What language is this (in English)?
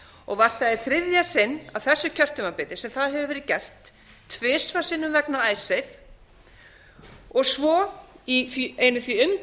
Icelandic